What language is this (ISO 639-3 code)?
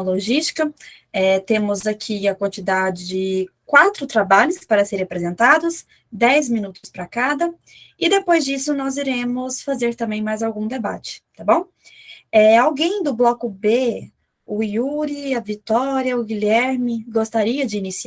por